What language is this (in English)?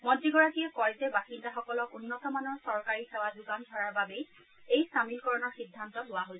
Assamese